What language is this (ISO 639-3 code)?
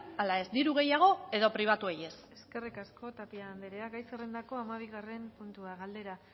eus